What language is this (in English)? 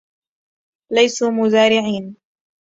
Arabic